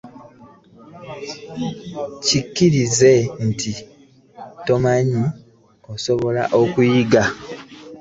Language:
Ganda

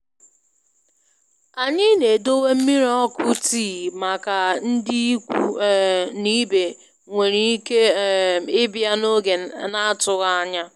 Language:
Igbo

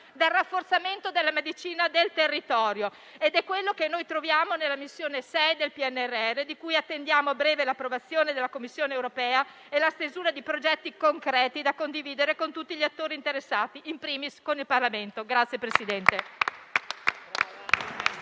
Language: Italian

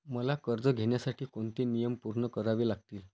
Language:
Marathi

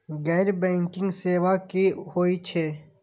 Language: Maithili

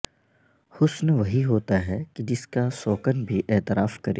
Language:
Urdu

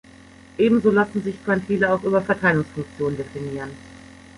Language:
German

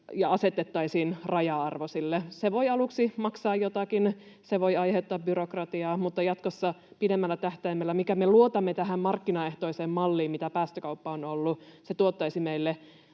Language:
Finnish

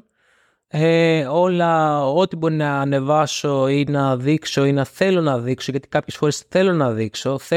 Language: Greek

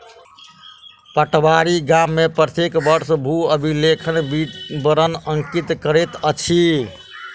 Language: Maithili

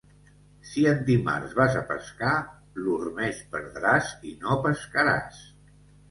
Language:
Catalan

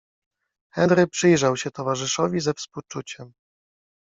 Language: Polish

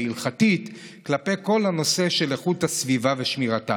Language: Hebrew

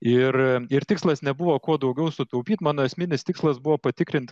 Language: Lithuanian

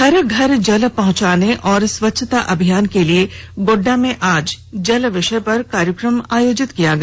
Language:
Hindi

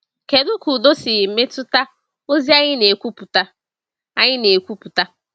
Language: Igbo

